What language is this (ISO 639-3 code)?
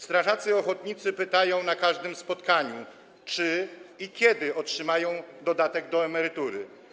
pol